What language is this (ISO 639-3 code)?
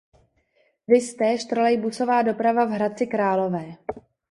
ces